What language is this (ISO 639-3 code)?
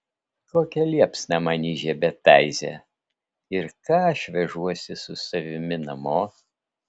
lit